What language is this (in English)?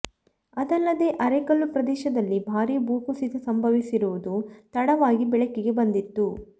Kannada